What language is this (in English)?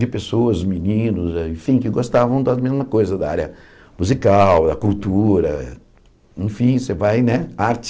Portuguese